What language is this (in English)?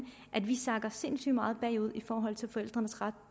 Danish